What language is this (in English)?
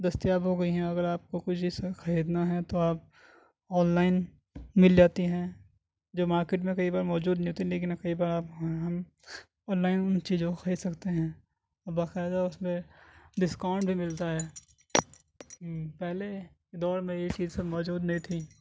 Urdu